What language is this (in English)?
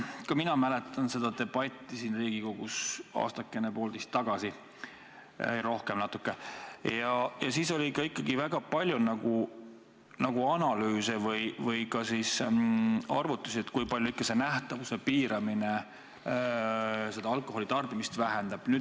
Estonian